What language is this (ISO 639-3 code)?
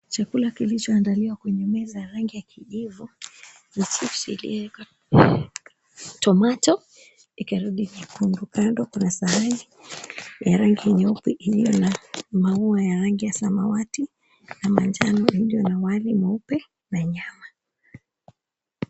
swa